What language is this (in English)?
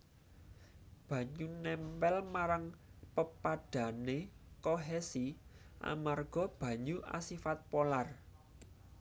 Javanese